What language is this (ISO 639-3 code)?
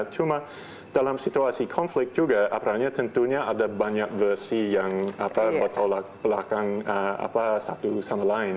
ind